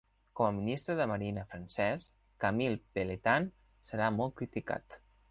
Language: Catalan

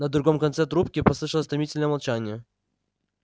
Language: Russian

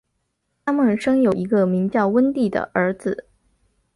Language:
Chinese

